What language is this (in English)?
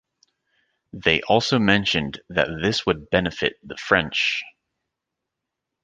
English